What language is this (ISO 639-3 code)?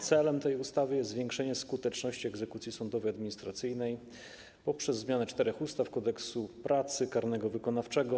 pol